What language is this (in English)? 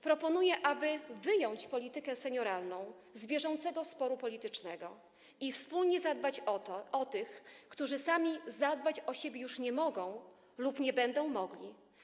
Polish